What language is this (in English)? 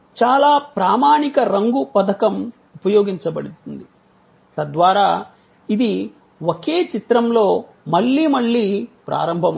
Telugu